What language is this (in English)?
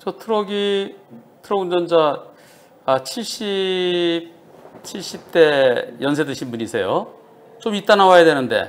Korean